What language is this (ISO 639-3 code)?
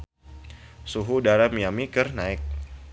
sun